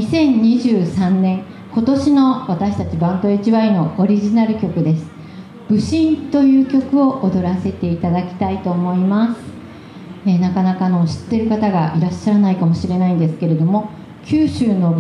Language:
Japanese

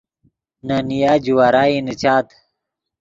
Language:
Yidgha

